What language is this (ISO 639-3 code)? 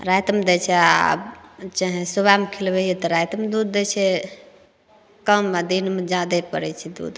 mai